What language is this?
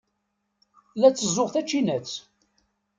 Kabyle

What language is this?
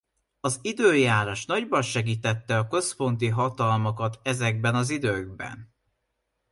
Hungarian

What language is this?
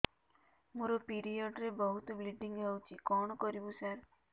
Odia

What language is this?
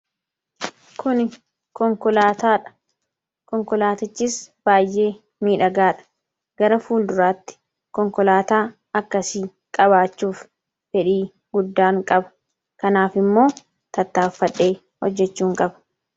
Oromo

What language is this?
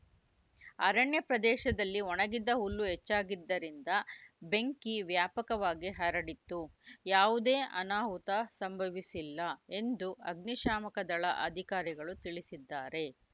Kannada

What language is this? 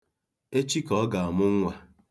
Igbo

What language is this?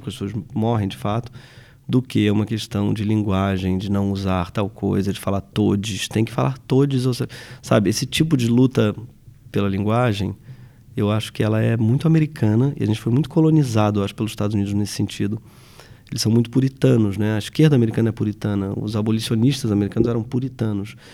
Portuguese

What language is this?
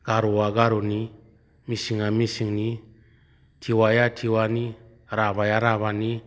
Bodo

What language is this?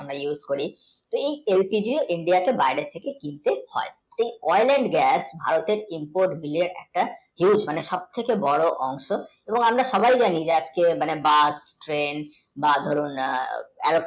Bangla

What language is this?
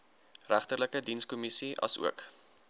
Afrikaans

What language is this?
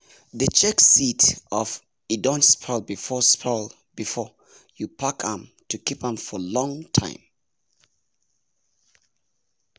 Nigerian Pidgin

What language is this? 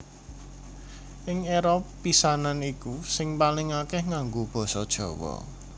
Javanese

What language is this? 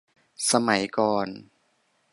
Thai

